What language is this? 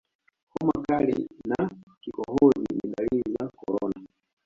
Swahili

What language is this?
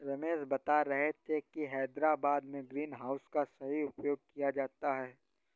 Hindi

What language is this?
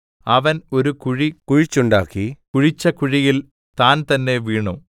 Malayalam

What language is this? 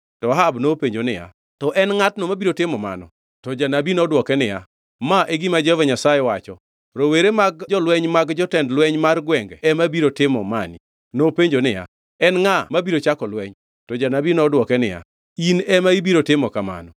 Luo (Kenya and Tanzania)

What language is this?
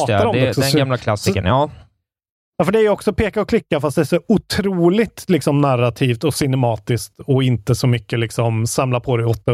Swedish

